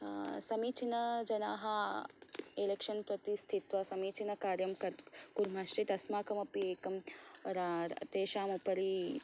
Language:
Sanskrit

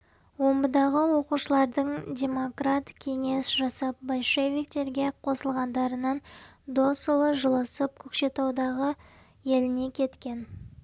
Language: Kazakh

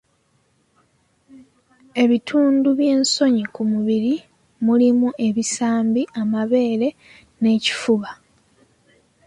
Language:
Ganda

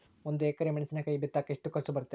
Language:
Kannada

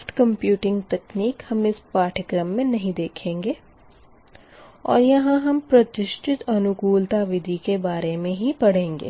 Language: Hindi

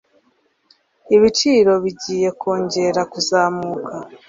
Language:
Kinyarwanda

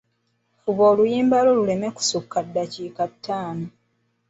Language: Ganda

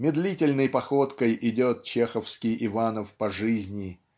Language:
Russian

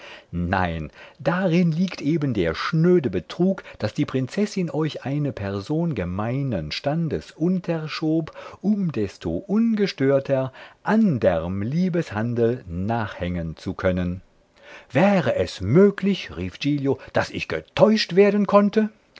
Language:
German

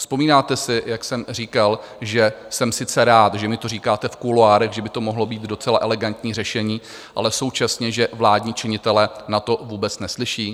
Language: Czech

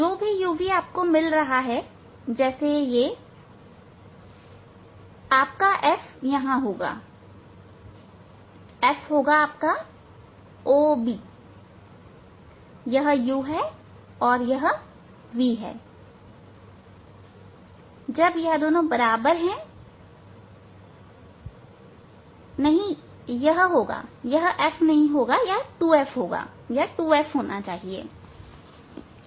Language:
Hindi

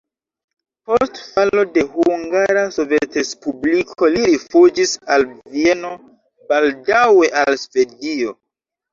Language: Esperanto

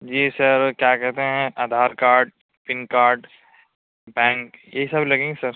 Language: Urdu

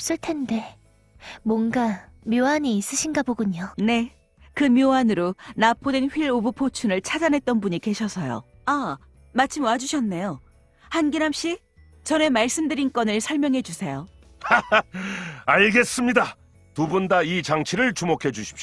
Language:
Korean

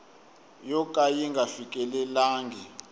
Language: Tsonga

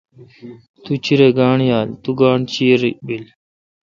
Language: Kalkoti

